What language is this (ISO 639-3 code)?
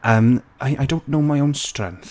cym